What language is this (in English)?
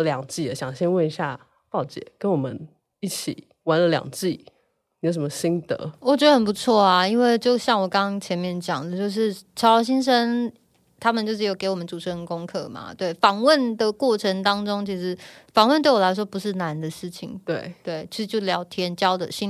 Chinese